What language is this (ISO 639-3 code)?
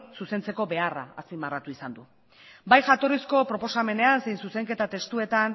eus